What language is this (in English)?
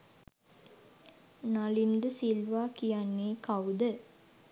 Sinhala